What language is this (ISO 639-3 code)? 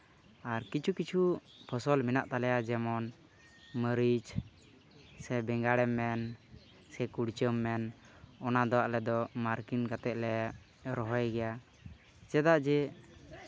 sat